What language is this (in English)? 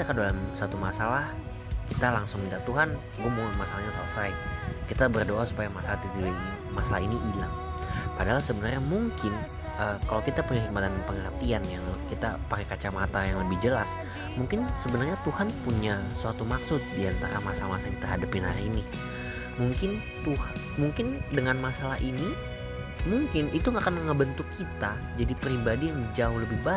Indonesian